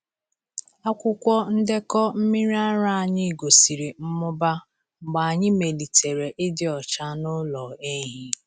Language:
Igbo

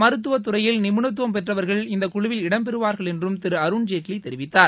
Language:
Tamil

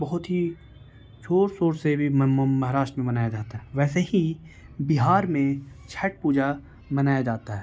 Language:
Urdu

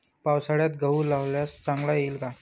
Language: Marathi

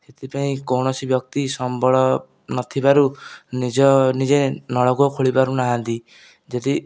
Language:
Odia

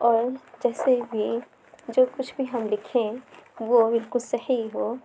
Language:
Urdu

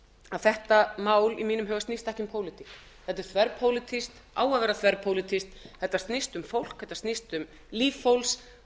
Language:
Icelandic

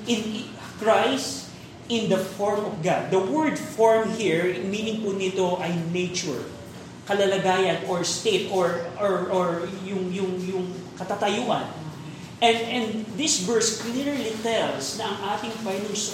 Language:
Filipino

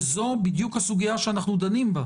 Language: Hebrew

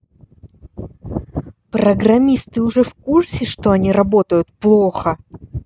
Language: Russian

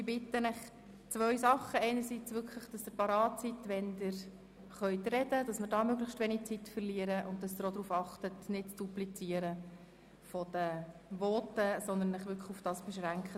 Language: Swiss German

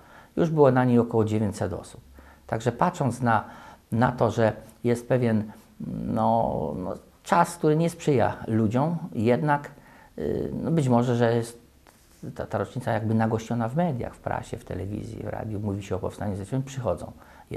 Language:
Polish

